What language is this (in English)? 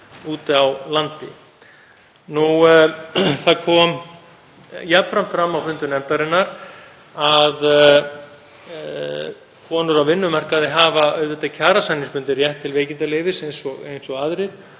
Icelandic